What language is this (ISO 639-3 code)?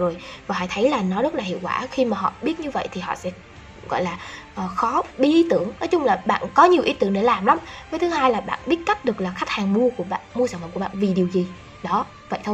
vie